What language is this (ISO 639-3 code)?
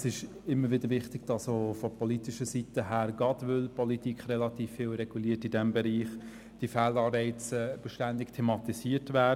gsw